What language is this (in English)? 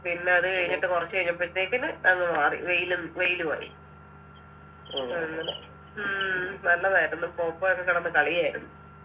Malayalam